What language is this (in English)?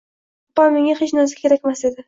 Uzbek